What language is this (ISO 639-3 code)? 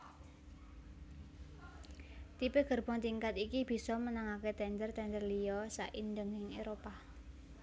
jav